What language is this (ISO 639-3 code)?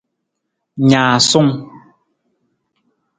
nmz